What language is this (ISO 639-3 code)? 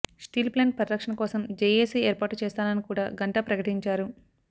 tel